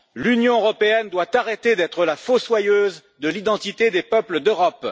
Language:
French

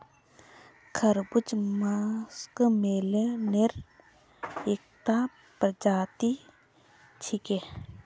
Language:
Magahi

